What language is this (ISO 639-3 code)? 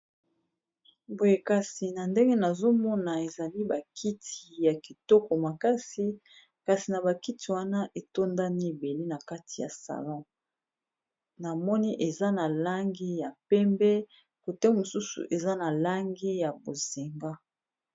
lin